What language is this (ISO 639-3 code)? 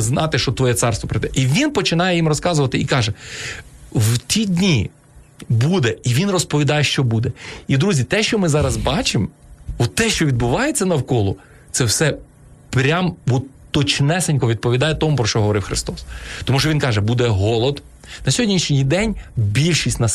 ukr